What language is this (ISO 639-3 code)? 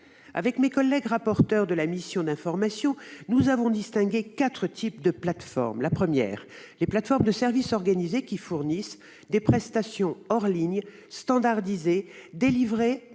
fra